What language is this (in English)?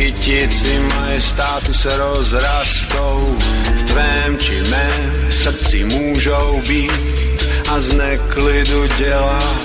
Slovak